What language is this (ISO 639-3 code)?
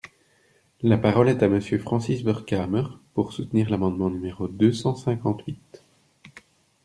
fra